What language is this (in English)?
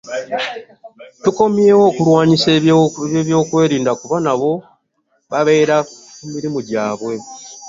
Ganda